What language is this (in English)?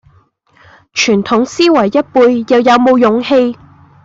Cantonese